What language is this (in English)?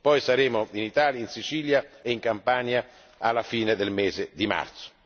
Italian